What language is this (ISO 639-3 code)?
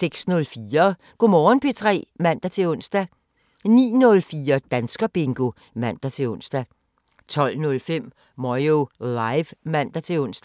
dan